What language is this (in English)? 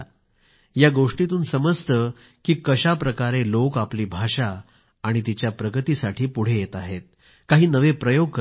Marathi